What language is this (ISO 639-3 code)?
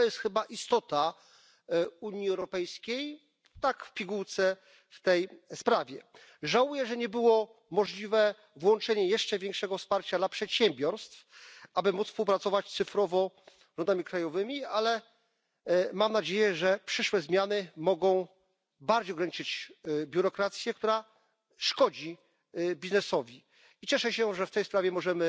pol